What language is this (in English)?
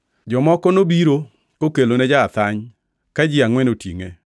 Luo (Kenya and Tanzania)